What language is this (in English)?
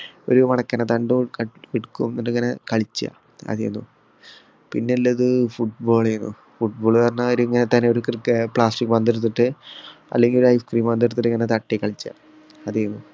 Malayalam